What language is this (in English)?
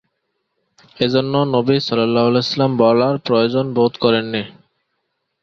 Bangla